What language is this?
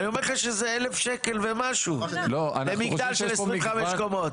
Hebrew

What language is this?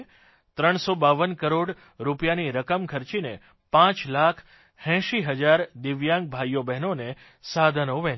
Gujarati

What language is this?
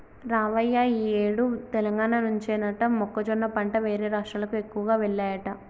Telugu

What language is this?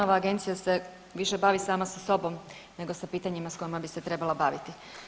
Croatian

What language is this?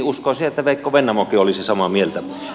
Finnish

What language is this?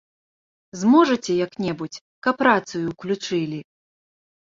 Belarusian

